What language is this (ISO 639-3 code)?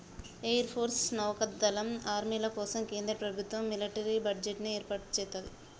tel